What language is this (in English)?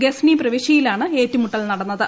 Malayalam